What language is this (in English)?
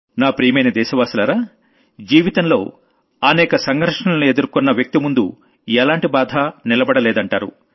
Telugu